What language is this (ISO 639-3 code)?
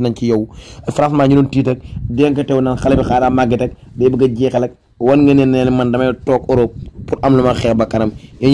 ara